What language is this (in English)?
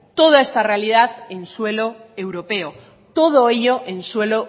Spanish